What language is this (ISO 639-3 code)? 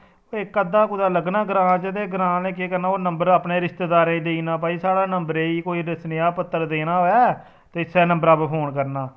doi